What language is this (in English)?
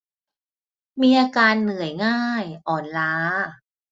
Thai